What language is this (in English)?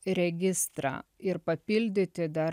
Lithuanian